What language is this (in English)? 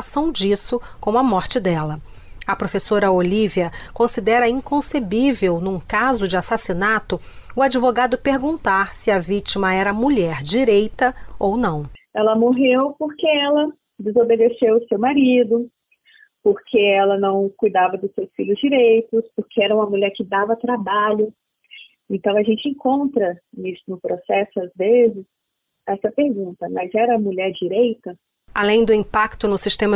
Portuguese